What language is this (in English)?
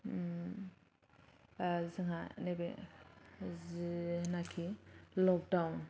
Bodo